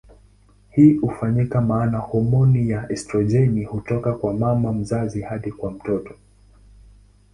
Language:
Swahili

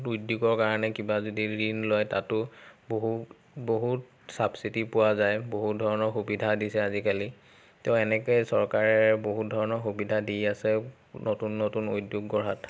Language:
Assamese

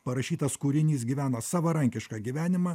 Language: Lithuanian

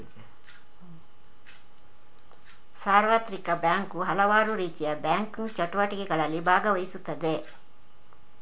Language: Kannada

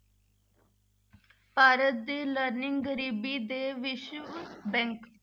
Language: Punjabi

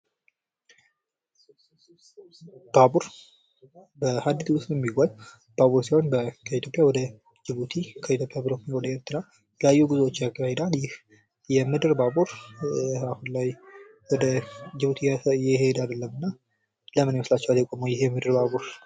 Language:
Amharic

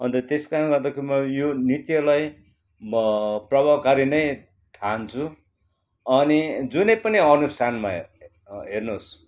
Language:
Nepali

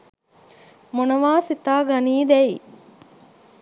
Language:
Sinhala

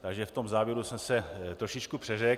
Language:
Czech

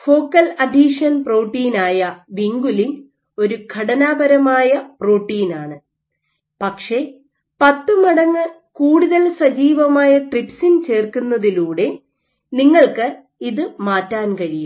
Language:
Malayalam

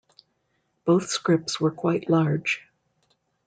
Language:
English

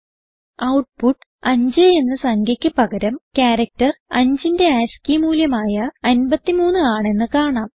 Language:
Malayalam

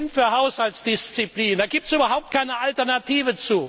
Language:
German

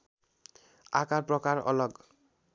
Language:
Nepali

